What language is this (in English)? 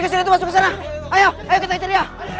Indonesian